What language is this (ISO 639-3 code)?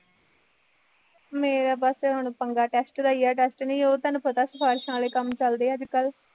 pan